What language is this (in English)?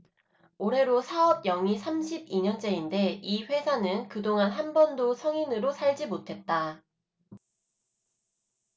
Korean